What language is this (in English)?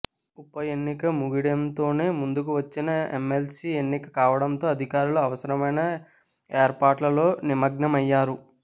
Telugu